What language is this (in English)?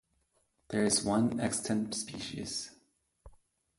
English